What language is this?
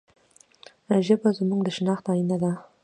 Pashto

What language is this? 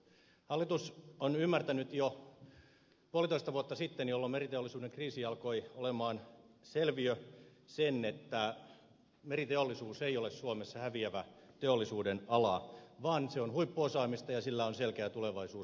Finnish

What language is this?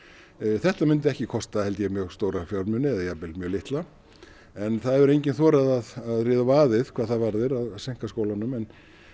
Icelandic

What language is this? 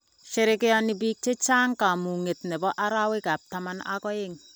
Kalenjin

